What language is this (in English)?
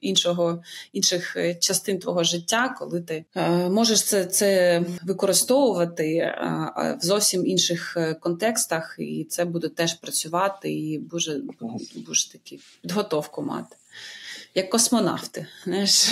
Ukrainian